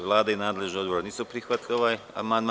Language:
Serbian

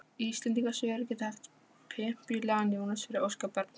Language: Icelandic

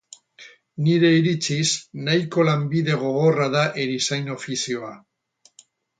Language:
Basque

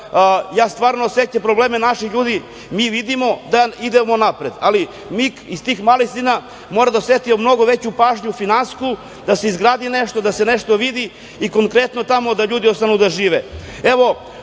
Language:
Serbian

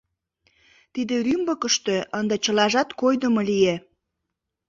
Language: Mari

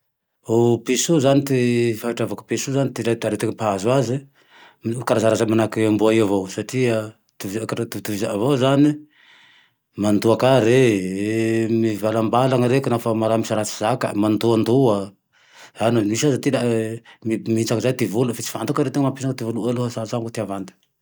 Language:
Tandroy-Mahafaly Malagasy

